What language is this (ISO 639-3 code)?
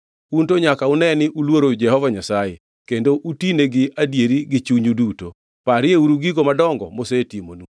luo